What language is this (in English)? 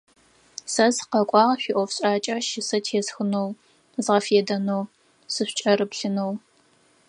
Adyghe